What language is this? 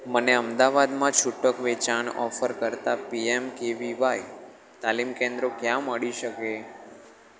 Gujarati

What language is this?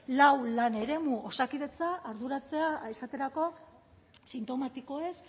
Basque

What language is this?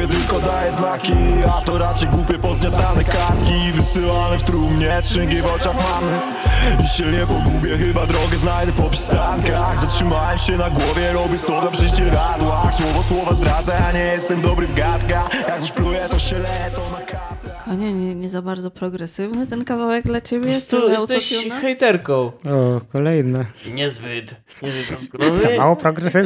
Polish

